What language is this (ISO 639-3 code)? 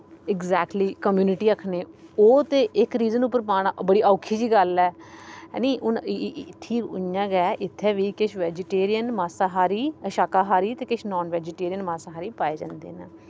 doi